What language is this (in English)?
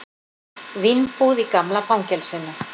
Icelandic